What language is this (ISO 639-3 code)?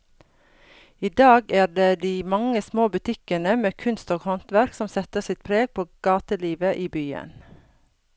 nor